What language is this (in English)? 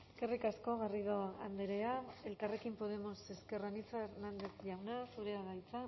Basque